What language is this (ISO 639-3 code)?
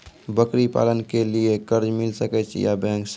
mai